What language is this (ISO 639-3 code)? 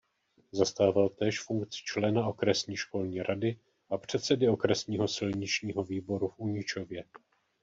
ces